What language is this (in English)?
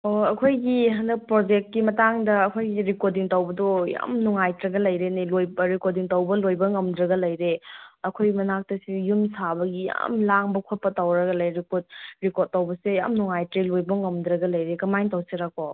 Manipuri